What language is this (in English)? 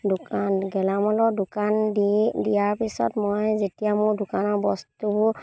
Assamese